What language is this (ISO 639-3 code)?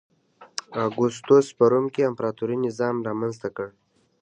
pus